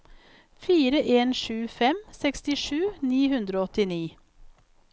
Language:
Norwegian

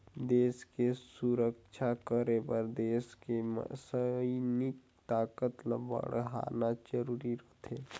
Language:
Chhattisgarhi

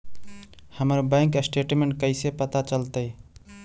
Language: Magahi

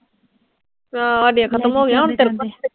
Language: Punjabi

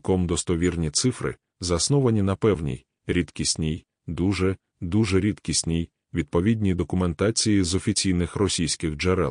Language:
Ukrainian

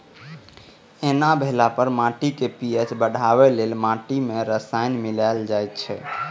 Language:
Maithili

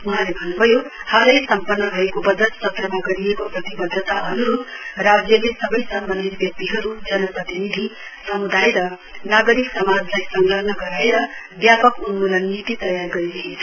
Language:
Nepali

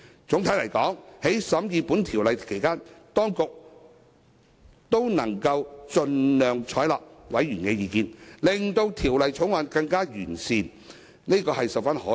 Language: Cantonese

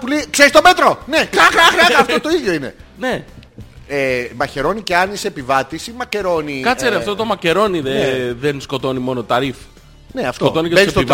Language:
Greek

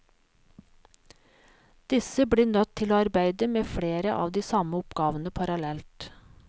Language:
Norwegian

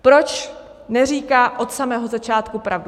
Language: Czech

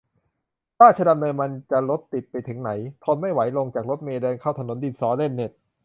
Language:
Thai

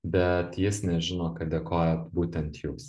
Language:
Lithuanian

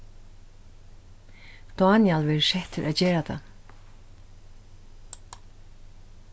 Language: Faroese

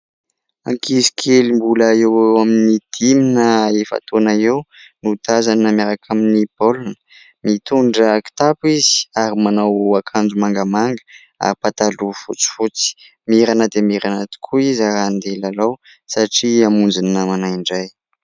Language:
Malagasy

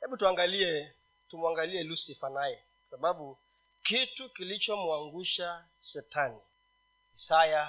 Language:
Swahili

